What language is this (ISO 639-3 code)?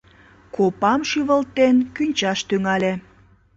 chm